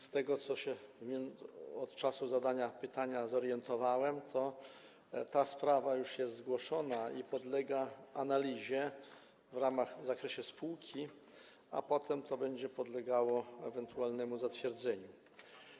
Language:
Polish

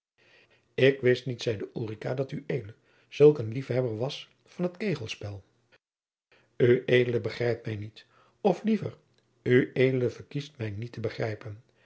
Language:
Dutch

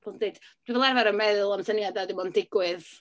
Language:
Welsh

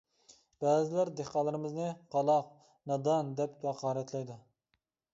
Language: Uyghur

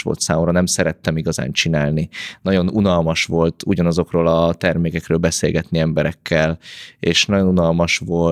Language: Hungarian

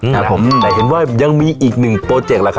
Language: Thai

